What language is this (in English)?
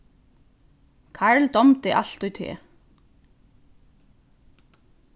Faroese